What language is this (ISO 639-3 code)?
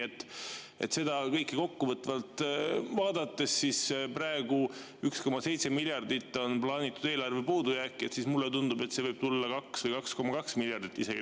est